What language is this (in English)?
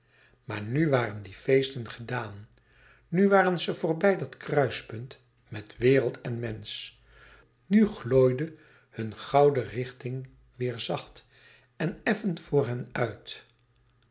Dutch